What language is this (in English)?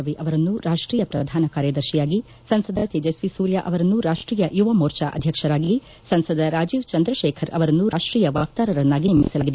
Kannada